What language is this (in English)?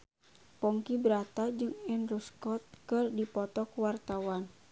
Sundanese